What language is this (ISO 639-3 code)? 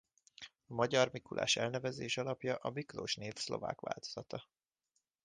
hun